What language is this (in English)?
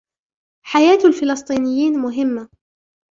Arabic